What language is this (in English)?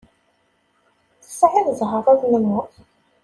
Kabyle